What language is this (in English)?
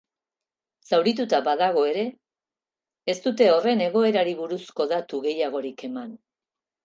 Basque